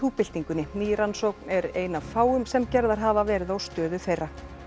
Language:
Icelandic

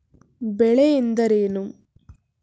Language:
Kannada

